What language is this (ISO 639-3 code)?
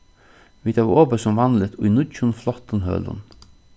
fao